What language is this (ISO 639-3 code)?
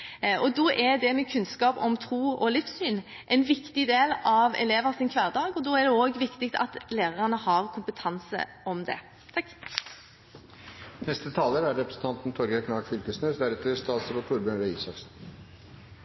nor